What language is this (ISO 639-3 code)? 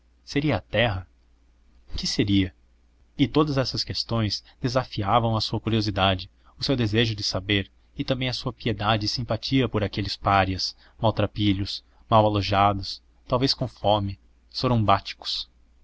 por